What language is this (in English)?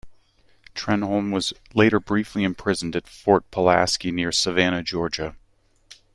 English